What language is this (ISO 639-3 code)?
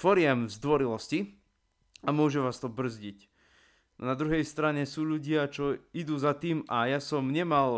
slk